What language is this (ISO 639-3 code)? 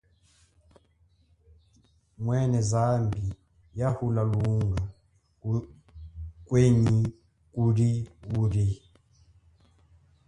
cjk